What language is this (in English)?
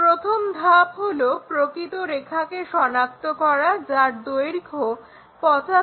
Bangla